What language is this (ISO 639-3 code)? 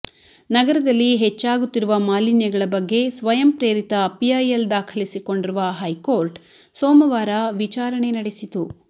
kan